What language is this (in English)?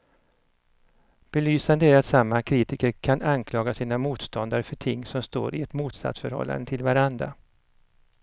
Swedish